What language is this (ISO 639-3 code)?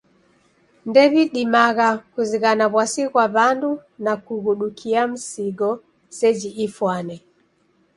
dav